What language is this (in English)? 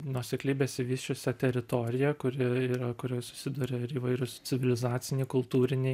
Lithuanian